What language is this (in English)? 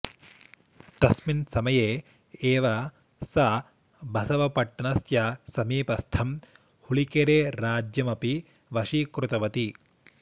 Sanskrit